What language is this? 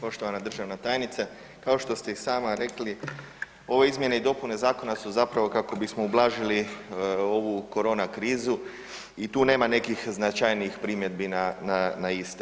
Croatian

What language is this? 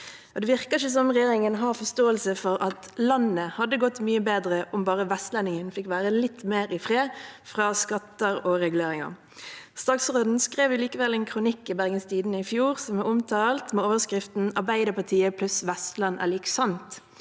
Norwegian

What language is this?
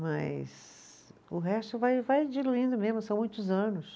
Portuguese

